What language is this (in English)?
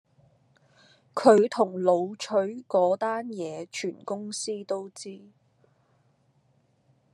Cantonese